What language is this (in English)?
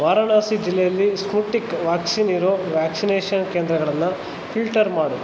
Kannada